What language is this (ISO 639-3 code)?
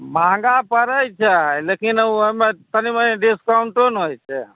mai